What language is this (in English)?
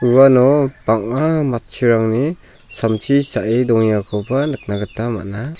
Garo